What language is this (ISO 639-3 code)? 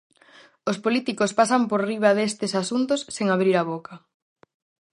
glg